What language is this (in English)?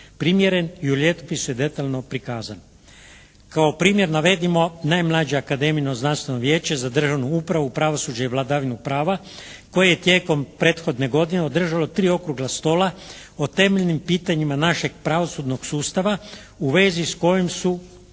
Croatian